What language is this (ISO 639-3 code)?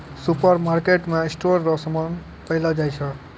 mai